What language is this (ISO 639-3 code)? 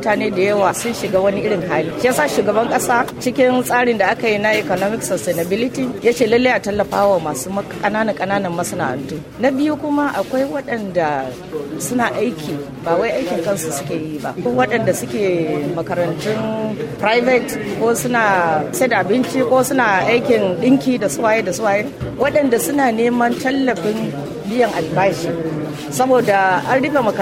swa